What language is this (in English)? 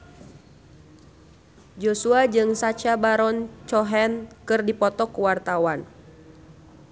Sundanese